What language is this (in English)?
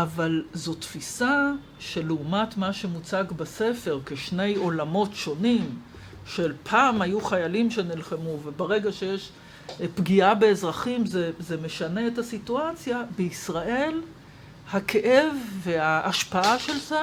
Hebrew